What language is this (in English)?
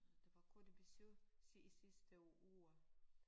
Danish